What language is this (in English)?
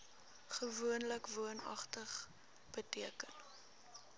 Afrikaans